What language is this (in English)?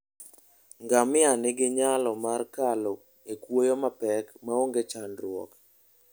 Luo (Kenya and Tanzania)